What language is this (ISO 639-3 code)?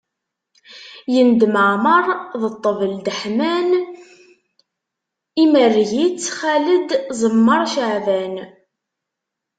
kab